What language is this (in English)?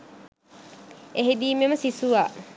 Sinhala